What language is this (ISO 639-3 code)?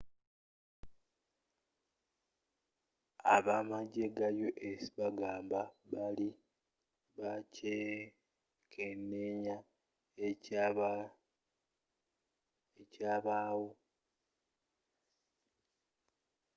lug